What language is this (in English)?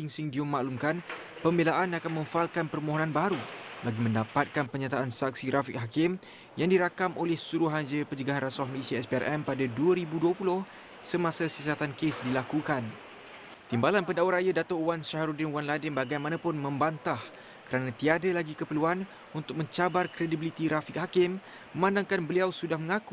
Malay